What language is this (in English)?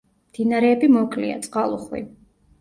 Georgian